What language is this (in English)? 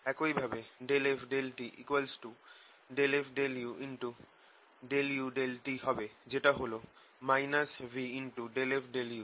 Bangla